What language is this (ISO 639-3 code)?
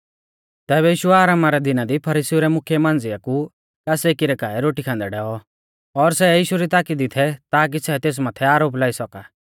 bfz